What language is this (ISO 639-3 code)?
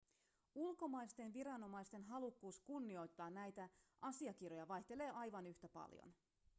fin